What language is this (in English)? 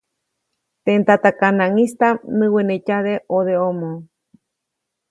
Copainalá Zoque